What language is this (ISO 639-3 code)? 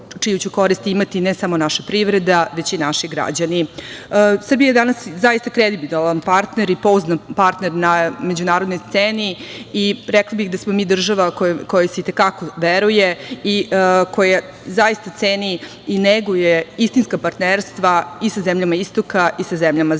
srp